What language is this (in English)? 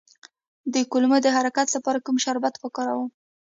Pashto